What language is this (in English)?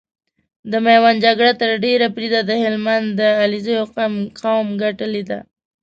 Pashto